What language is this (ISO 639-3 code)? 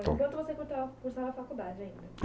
por